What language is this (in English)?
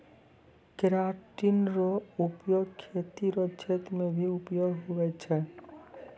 Maithili